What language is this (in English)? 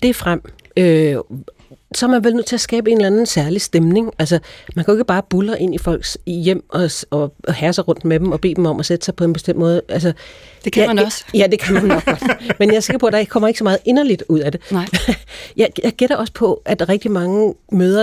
Danish